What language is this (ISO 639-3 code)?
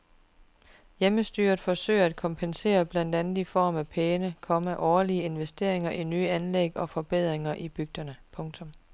dan